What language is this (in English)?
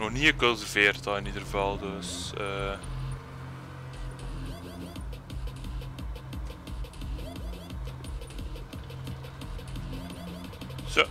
Dutch